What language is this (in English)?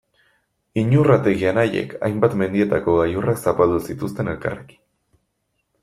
Basque